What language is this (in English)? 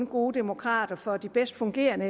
Danish